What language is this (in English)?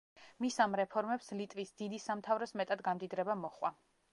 Georgian